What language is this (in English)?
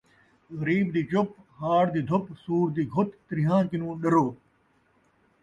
Saraiki